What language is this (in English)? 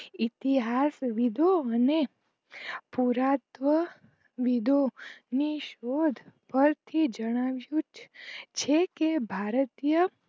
Gujarati